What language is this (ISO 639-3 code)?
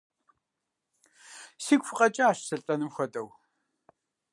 kbd